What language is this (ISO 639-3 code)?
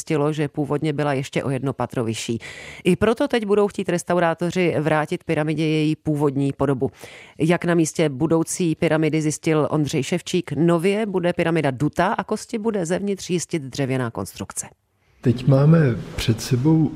ces